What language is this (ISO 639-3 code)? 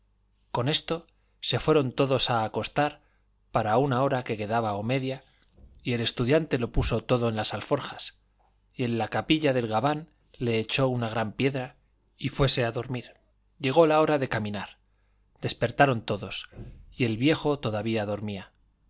spa